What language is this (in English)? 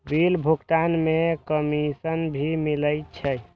Maithili